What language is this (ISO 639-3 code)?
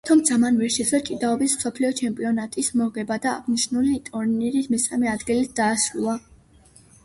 kat